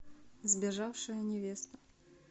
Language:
Russian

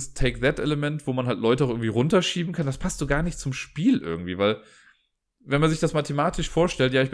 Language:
German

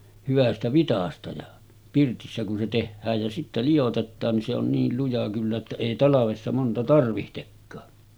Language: Finnish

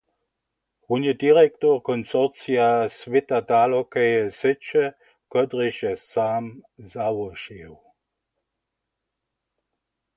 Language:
Upper Sorbian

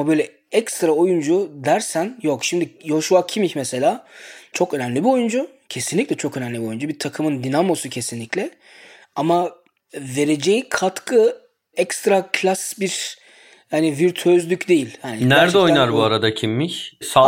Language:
Turkish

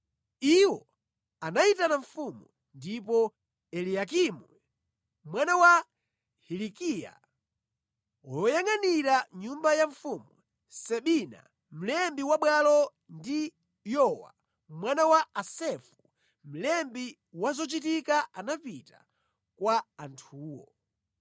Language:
Nyanja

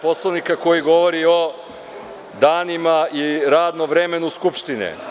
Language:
Serbian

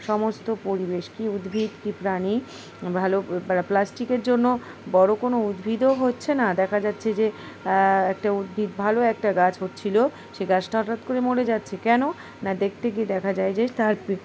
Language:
Bangla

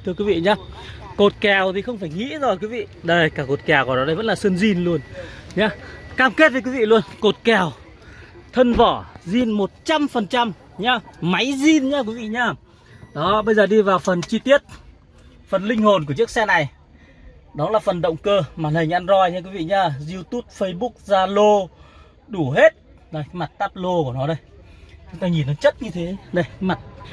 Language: Vietnamese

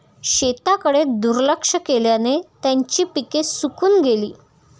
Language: Marathi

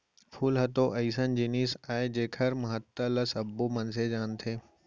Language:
Chhattisgarhi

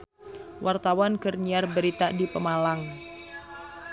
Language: Sundanese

